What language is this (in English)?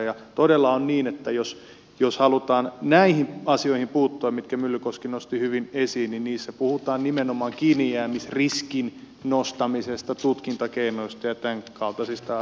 Finnish